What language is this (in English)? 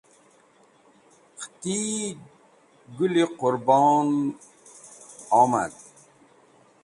Wakhi